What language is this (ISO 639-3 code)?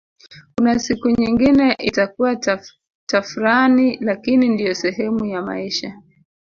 swa